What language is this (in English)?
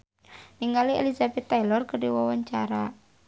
Sundanese